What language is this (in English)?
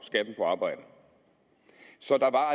Danish